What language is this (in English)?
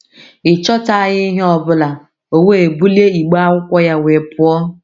Igbo